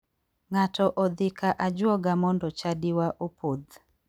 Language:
Luo (Kenya and Tanzania)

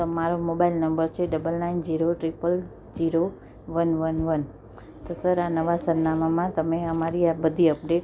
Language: Gujarati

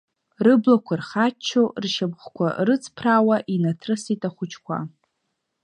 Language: Abkhazian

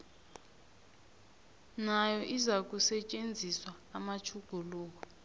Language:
South Ndebele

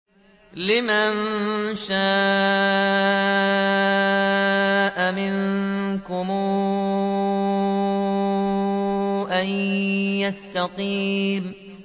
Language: Arabic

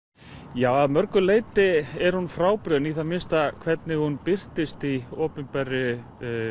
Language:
Icelandic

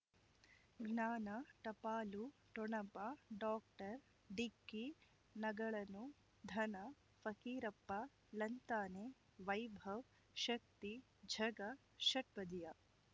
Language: Kannada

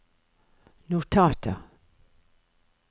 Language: Norwegian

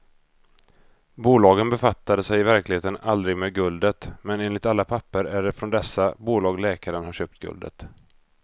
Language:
Swedish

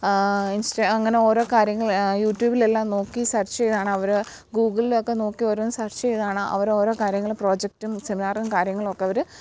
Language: Malayalam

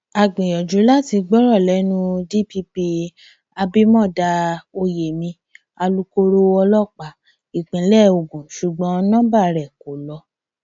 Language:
Yoruba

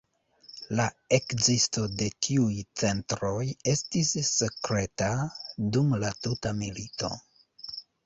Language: Esperanto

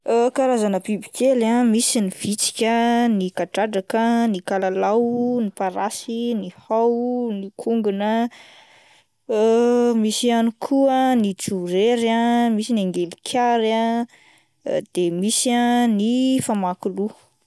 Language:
Malagasy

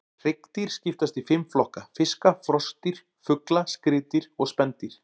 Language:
Icelandic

